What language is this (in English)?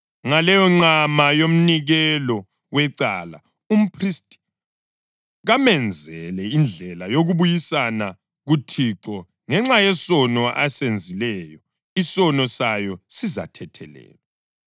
North Ndebele